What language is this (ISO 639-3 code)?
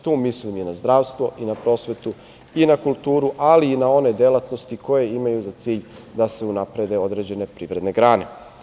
srp